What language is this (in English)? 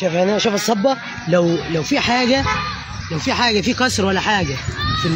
Arabic